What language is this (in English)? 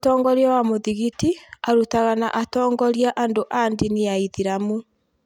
Kikuyu